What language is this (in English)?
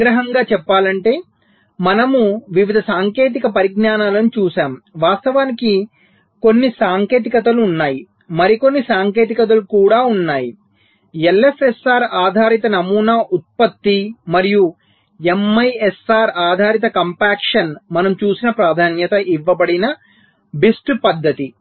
Telugu